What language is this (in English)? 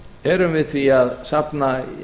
Icelandic